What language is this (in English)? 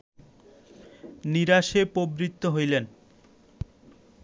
Bangla